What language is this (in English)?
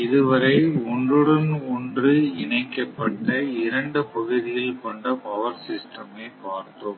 Tamil